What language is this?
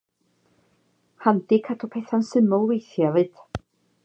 Welsh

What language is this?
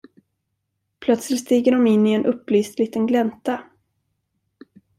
Swedish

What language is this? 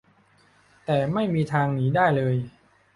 Thai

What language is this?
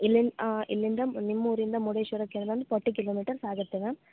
Kannada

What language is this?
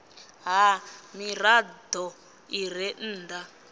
Venda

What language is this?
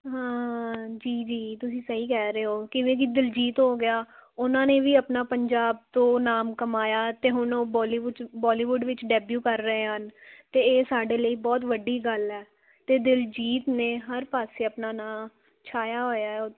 Punjabi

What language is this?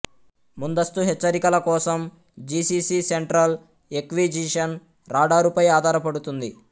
Telugu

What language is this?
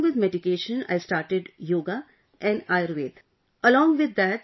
English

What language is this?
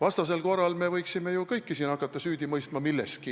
Estonian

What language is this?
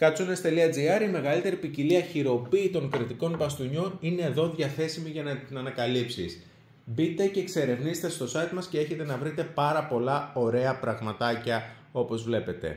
Greek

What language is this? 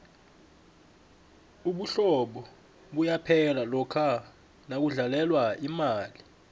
South Ndebele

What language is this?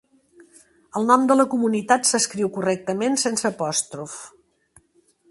Catalan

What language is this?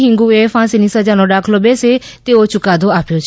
Gujarati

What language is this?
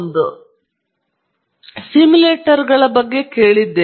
Kannada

